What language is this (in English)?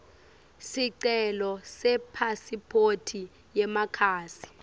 Swati